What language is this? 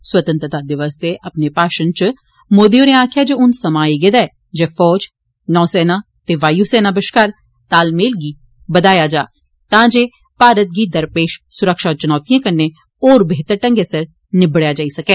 Dogri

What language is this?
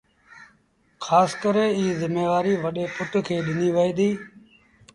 Sindhi Bhil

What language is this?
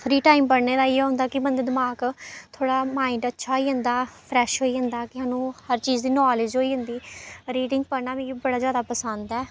Dogri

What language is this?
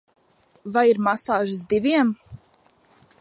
Latvian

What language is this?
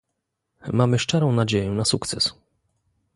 Polish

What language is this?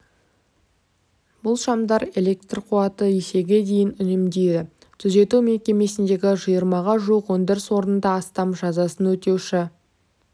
Kazakh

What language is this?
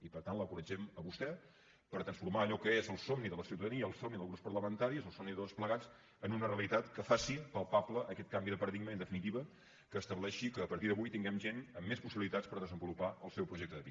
Catalan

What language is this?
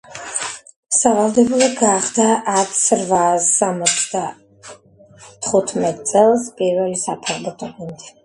Georgian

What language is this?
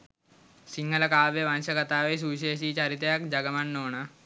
Sinhala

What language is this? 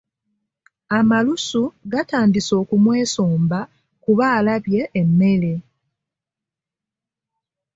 Ganda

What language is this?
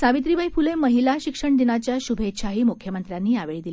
Marathi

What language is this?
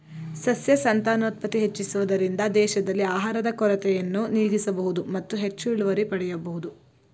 Kannada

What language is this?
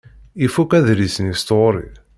Kabyle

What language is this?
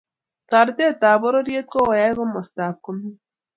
Kalenjin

